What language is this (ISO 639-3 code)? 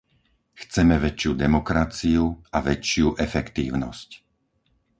slk